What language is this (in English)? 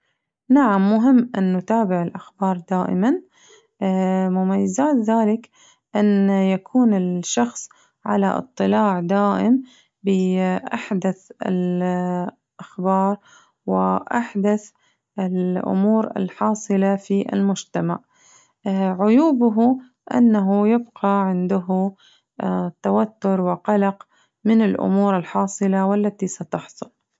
Najdi Arabic